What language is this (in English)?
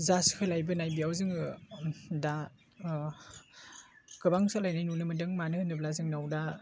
Bodo